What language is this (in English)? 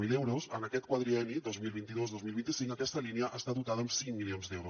Catalan